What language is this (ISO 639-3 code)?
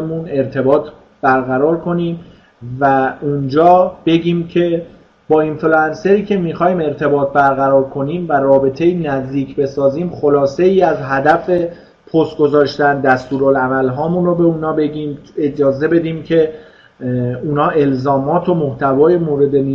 fas